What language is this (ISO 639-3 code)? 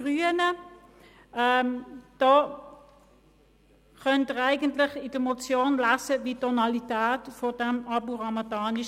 gsw